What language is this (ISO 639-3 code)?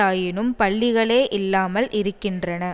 tam